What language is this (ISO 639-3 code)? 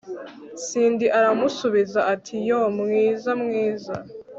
kin